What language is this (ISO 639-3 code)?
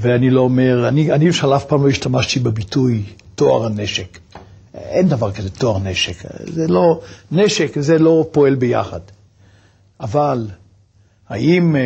heb